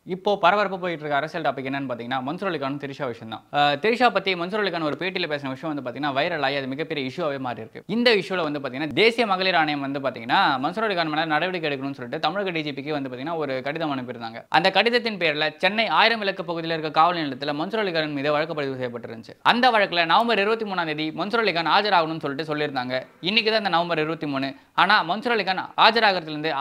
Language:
Arabic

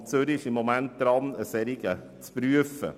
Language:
Swiss German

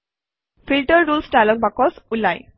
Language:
Assamese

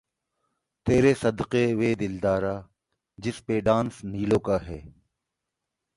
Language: Urdu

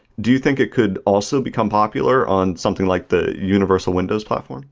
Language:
English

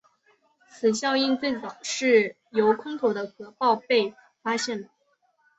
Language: Chinese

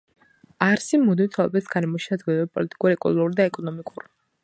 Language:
Georgian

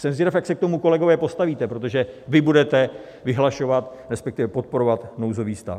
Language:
Czech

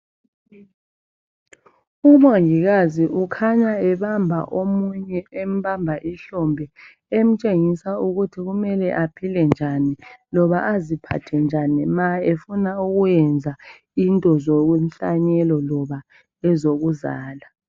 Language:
North Ndebele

